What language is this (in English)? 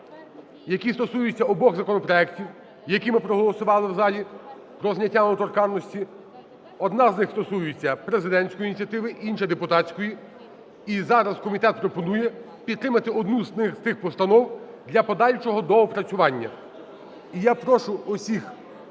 Ukrainian